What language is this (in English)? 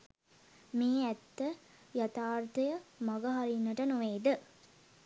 Sinhala